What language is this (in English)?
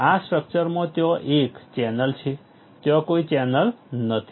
Gujarati